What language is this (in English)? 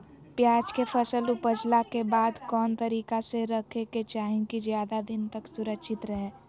Magahi